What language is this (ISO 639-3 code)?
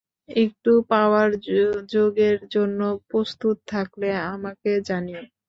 ben